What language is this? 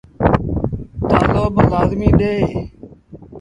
Sindhi Bhil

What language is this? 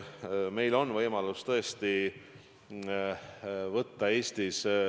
Estonian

